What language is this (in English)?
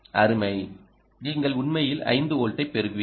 Tamil